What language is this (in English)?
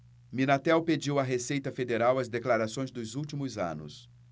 Portuguese